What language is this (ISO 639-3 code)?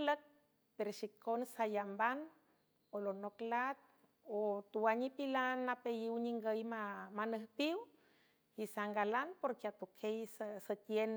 hue